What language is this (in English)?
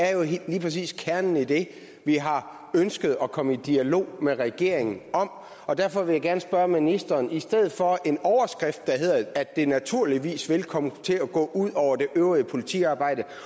Danish